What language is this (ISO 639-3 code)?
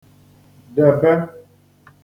ibo